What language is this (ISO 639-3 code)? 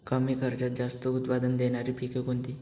mar